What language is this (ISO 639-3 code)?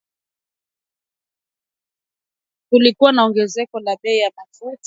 swa